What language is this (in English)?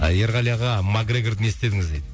Kazakh